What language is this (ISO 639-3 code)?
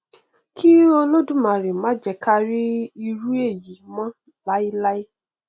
yor